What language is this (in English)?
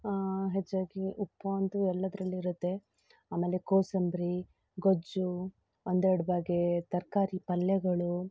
Kannada